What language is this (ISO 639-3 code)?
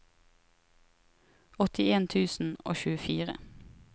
nor